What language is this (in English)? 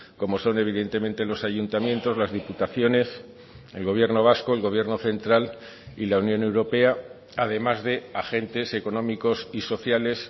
Spanish